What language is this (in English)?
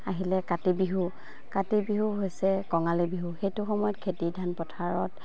Assamese